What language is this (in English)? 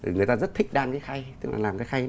Vietnamese